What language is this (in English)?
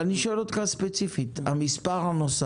Hebrew